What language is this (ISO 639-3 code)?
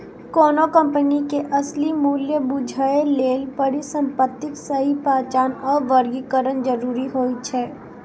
mai